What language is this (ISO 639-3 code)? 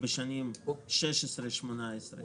heb